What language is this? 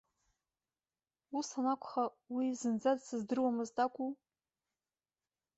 Abkhazian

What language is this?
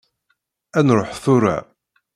Kabyle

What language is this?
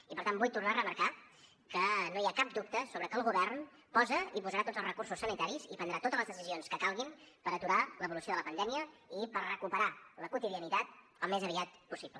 Catalan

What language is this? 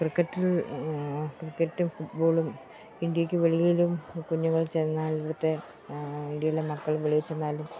Malayalam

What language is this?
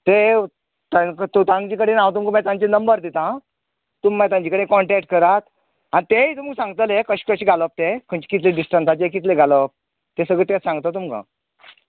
Konkani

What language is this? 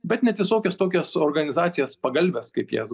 Lithuanian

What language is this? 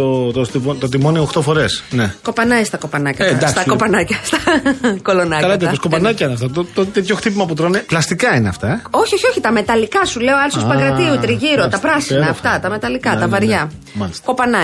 Greek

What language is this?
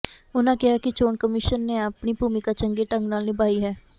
Punjabi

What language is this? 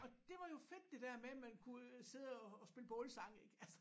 Danish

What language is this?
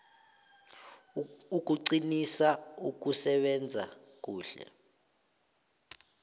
South Ndebele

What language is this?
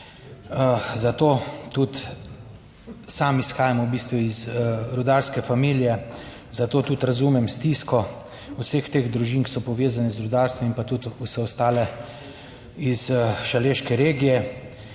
Slovenian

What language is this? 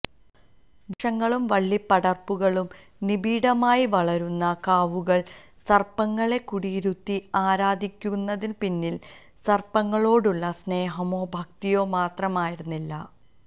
Malayalam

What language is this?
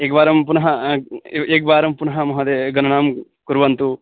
Sanskrit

